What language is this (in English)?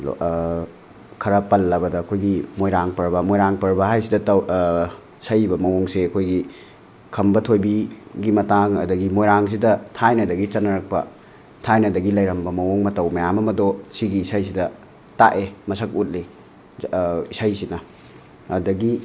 Manipuri